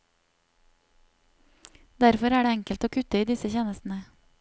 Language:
Norwegian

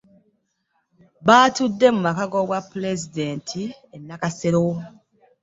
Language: Ganda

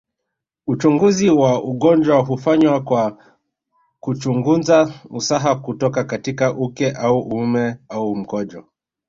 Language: Swahili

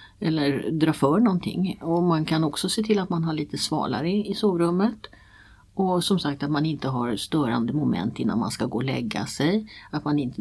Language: Swedish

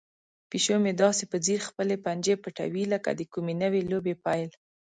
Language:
Pashto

